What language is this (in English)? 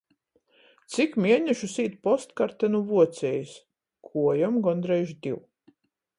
Latgalian